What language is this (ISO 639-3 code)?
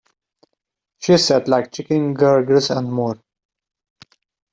eng